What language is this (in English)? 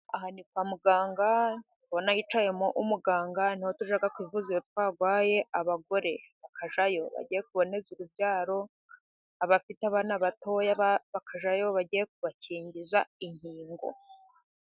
Kinyarwanda